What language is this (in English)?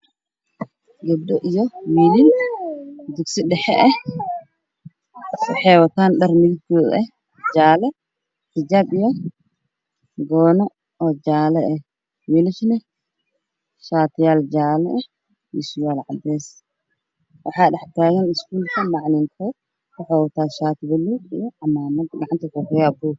Somali